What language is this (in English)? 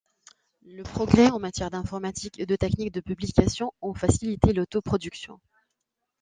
French